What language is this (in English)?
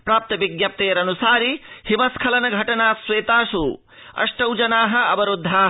Sanskrit